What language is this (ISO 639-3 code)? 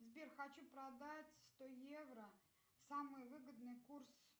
rus